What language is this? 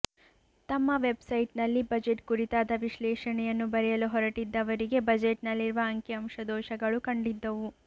Kannada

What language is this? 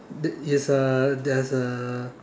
English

